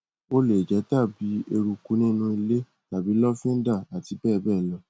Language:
Yoruba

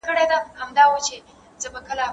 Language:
Pashto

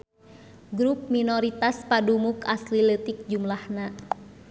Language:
Sundanese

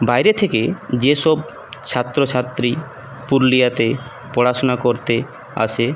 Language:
Bangla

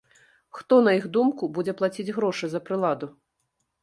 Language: Belarusian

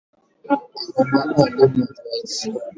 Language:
Swahili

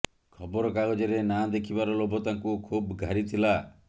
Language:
Odia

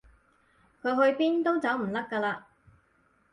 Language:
Cantonese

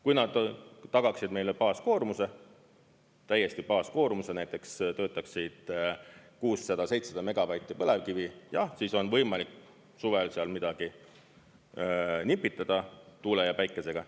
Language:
Estonian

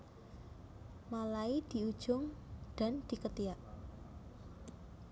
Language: Javanese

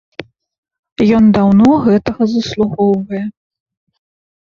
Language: Belarusian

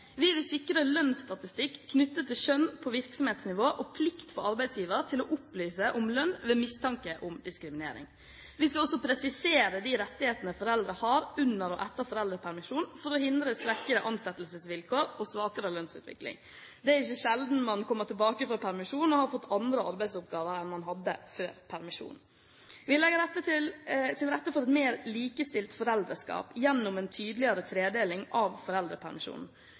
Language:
Norwegian Bokmål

